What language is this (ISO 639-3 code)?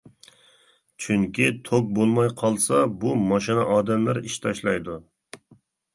uig